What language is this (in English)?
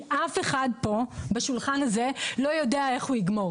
Hebrew